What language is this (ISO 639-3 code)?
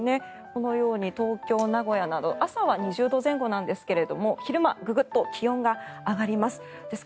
jpn